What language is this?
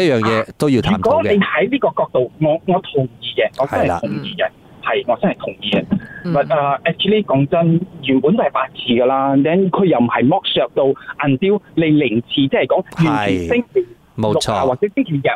Chinese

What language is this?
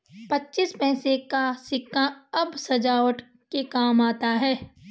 Hindi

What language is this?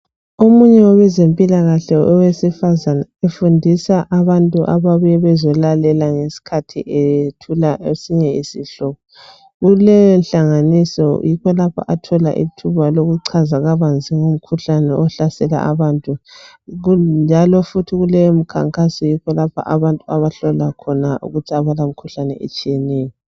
North Ndebele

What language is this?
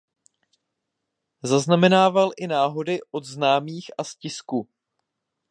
Czech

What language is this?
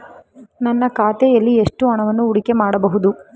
Kannada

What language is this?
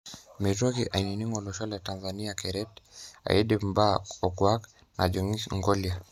Masai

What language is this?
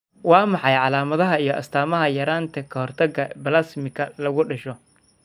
Somali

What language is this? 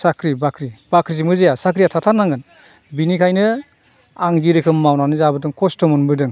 Bodo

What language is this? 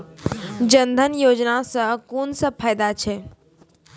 Maithili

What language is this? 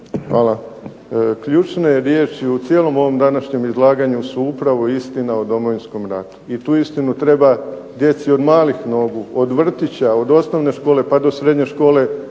Croatian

